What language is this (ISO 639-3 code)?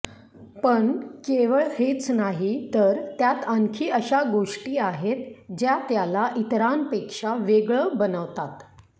mar